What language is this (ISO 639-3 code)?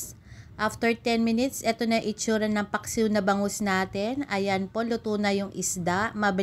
fil